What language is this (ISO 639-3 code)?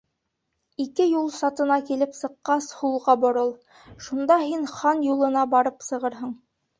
bak